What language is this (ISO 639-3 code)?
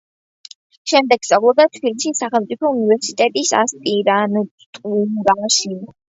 kat